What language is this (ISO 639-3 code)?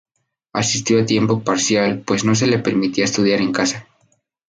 spa